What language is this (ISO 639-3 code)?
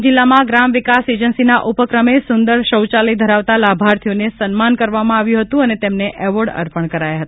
guj